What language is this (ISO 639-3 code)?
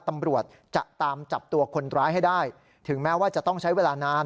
tha